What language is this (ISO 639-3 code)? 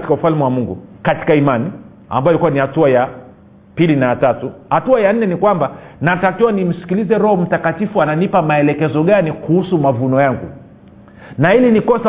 swa